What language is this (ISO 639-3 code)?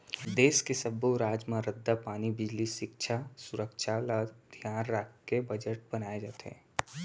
hne